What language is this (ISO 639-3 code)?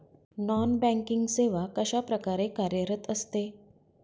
mar